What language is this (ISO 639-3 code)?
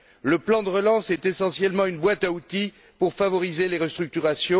fra